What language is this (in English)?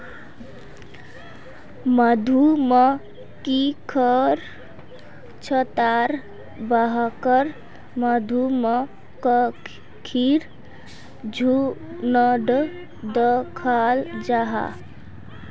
Magahi